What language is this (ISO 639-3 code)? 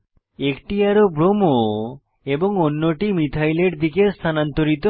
ben